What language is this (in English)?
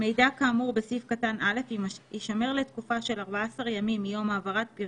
Hebrew